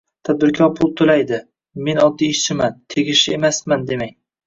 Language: Uzbek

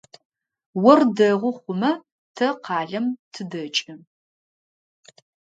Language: Adyghe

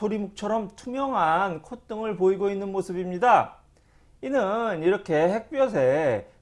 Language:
Korean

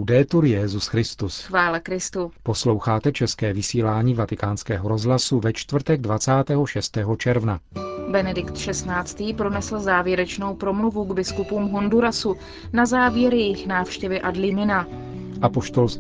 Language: Czech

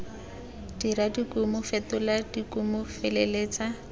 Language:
Tswana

